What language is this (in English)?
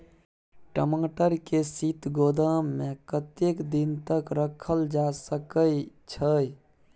Maithili